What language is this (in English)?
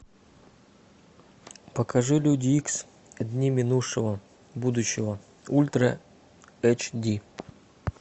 Russian